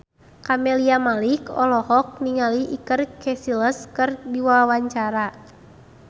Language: Sundanese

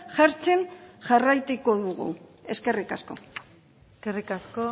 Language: Basque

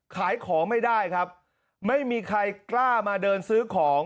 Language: Thai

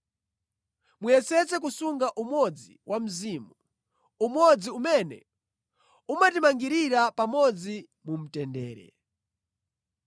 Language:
Nyanja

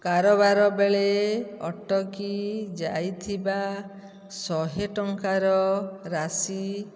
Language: Odia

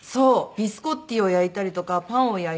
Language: Japanese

